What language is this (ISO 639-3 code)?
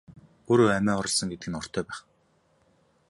mon